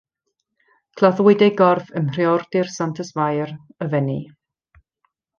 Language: Welsh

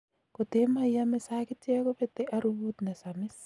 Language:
Kalenjin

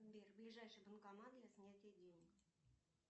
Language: Russian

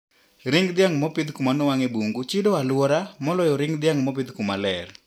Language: Luo (Kenya and Tanzania)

